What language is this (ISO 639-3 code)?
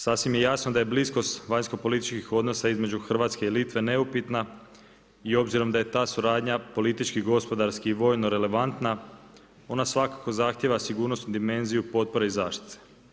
hrv